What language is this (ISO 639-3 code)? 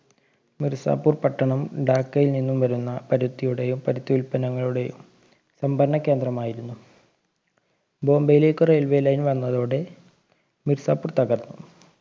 mal